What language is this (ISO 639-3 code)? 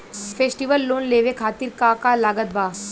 bho